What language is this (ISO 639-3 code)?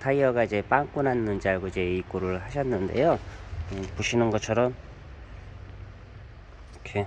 kor